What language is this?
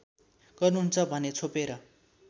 Nepali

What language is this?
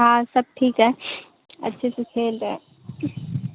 Urdu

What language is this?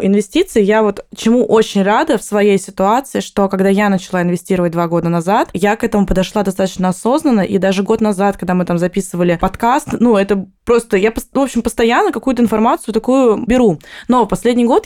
Russian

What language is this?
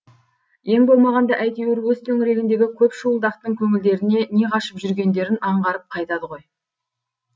Kazakh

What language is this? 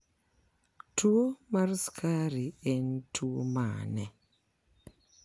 Luo (Kenya and Tanzania)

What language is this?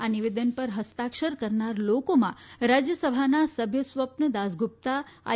Gujarati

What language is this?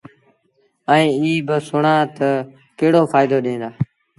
Sindhi Bhil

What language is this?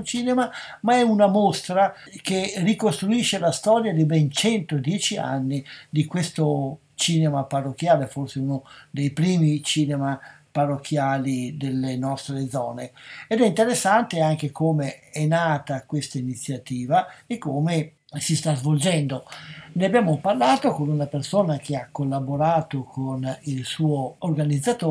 Italian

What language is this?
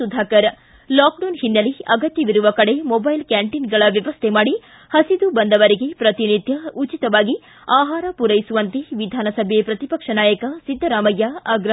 Kannada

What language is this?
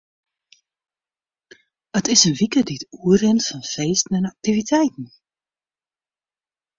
Western Frisian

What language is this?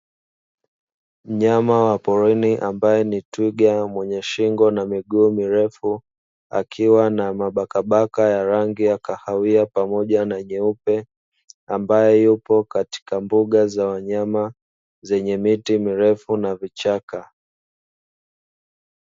Swahili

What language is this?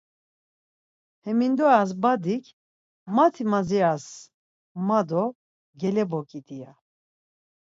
Laz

